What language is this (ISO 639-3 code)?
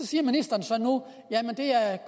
dan